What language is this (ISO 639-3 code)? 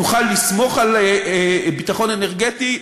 heb